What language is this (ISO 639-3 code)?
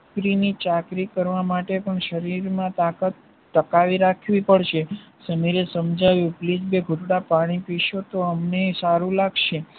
guj